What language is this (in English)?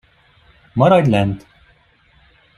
Hungarian